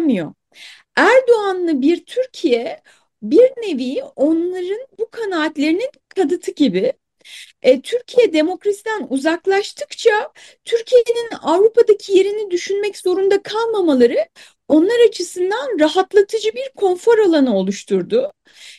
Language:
Turkish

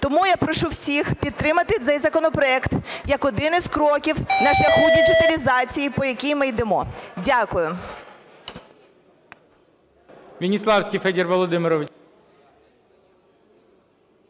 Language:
Ukrainian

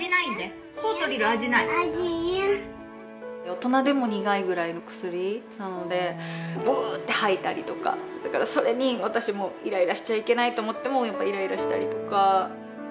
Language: Japanese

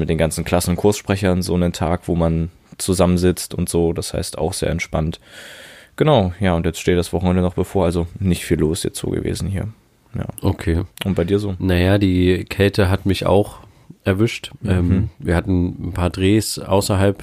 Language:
German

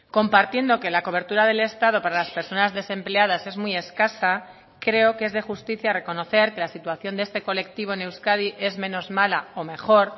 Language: Spanish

